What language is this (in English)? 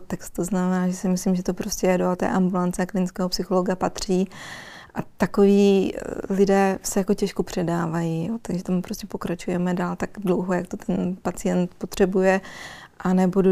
Czech